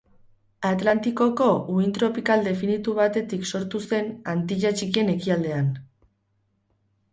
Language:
Basque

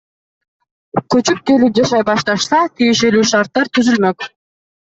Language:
Kyrgyz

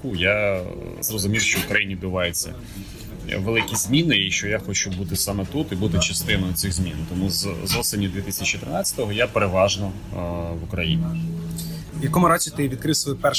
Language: Ukrainian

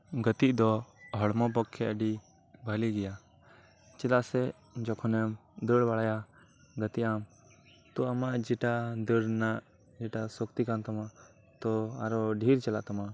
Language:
Santali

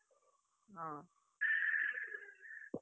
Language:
Odia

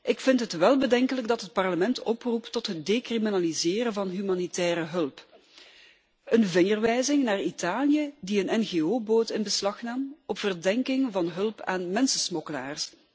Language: Dutch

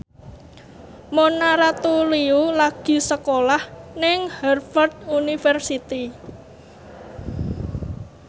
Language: Javanese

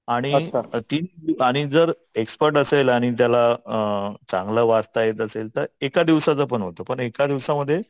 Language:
Marathi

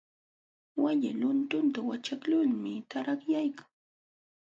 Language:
Jauja Wanca Quechua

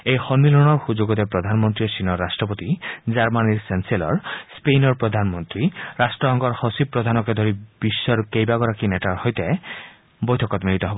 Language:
Assamese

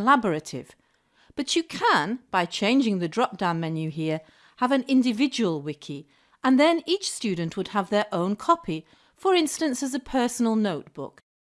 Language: English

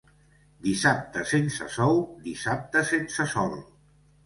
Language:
Catalan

